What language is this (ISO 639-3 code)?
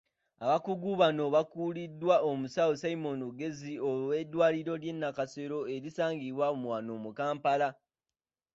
lug